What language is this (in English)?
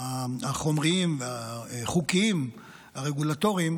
Hebrew